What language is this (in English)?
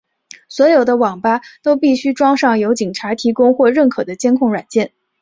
Chinese